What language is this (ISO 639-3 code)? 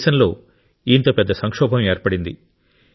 tel